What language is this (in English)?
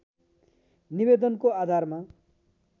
Nepali